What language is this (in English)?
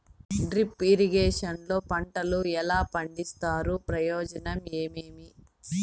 Telugu